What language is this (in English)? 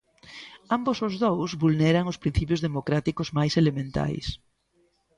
Galician